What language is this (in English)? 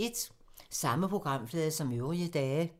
Danish